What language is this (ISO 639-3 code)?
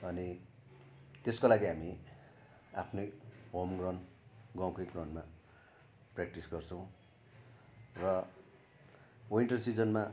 nep